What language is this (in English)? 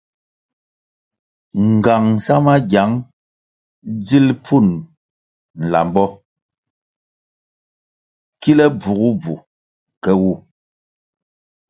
Kwasio